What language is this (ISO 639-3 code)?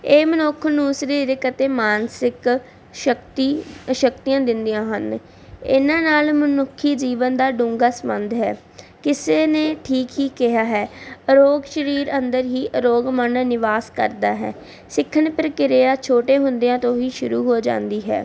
pan